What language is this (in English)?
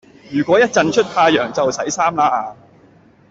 Cantonese